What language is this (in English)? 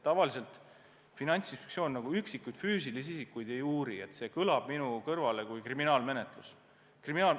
Estonian